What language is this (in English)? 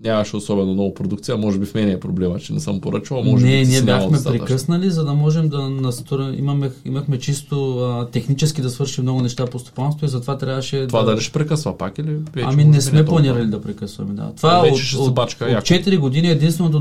Bulgarian